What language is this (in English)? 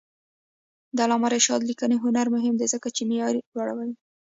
Pashto